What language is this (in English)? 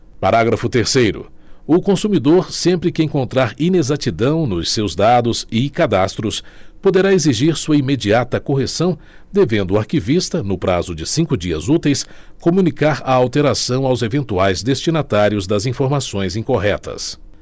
Portuguese